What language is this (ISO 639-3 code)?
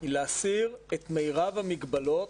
heb